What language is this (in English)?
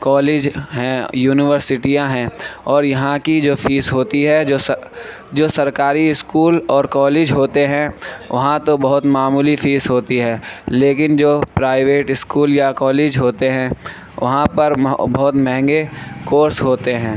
Urdu